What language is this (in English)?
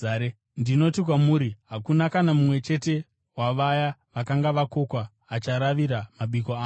Shona